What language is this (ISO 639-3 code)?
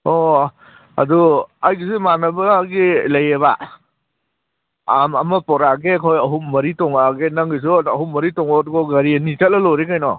mni